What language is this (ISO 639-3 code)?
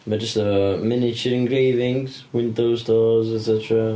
cym